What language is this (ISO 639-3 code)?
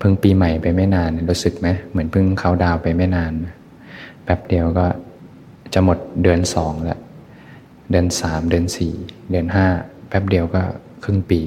tha